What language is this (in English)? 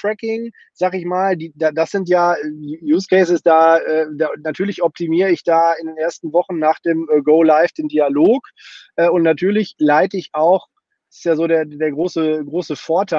German